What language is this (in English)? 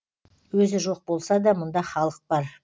Kazakh